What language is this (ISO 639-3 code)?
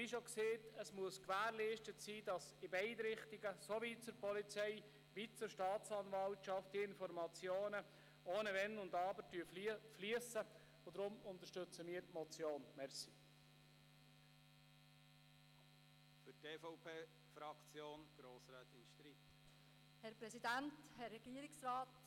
gsw